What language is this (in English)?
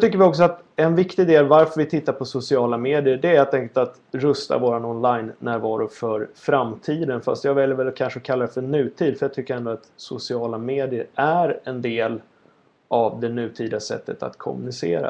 Swedish